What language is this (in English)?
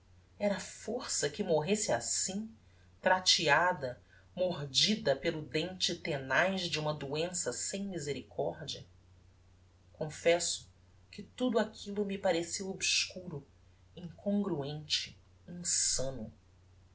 Portuguese